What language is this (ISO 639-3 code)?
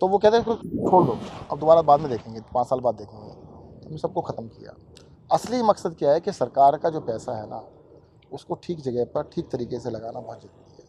hin